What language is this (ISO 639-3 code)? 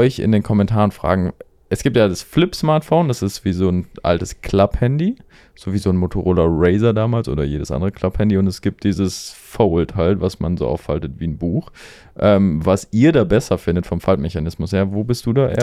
deu